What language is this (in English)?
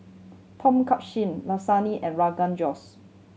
English